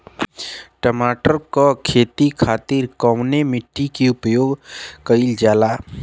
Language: Bhojpuri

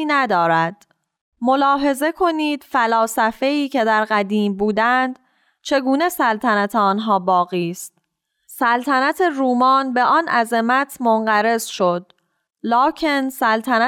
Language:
Persian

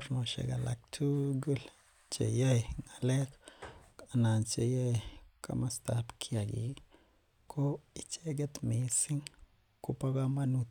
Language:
Kalenjin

